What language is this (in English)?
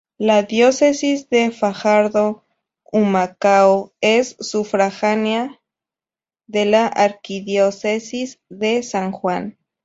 Spanish